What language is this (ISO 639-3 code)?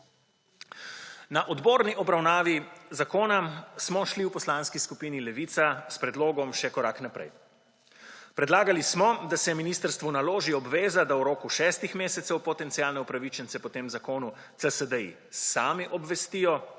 slv